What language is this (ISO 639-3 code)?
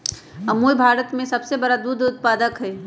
mag